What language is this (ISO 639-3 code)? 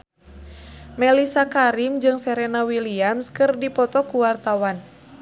sun